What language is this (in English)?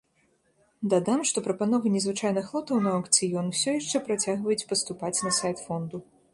Belarusian